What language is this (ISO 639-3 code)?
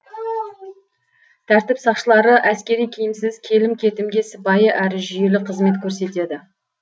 kaz